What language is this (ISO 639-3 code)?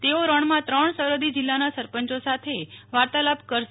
guj